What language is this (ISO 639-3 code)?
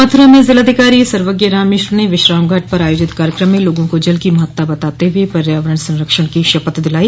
hin